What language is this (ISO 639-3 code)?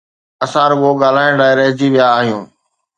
snd